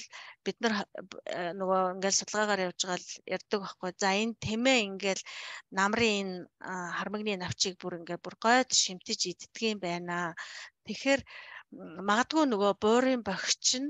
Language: Arabic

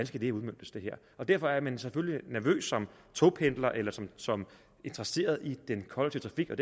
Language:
Danish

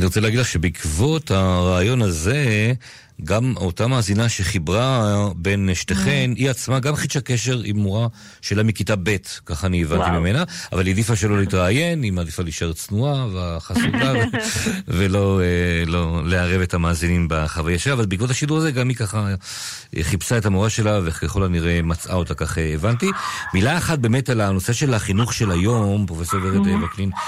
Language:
Hebrew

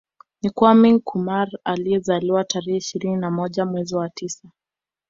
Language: Swahili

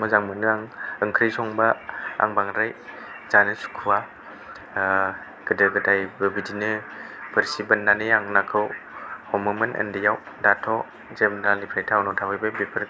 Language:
Bodo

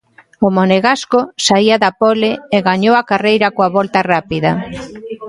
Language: Galician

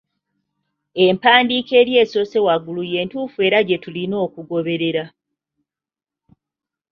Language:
Ganda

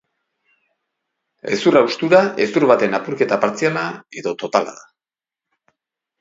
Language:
Basque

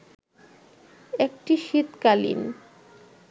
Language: Bangla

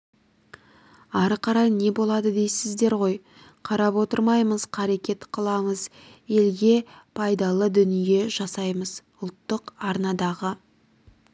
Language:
Kazakh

